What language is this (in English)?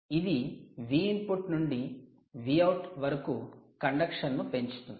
Telugu